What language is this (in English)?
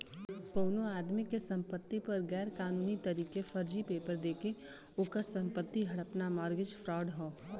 Bhojpuri